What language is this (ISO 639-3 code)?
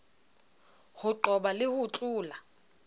sot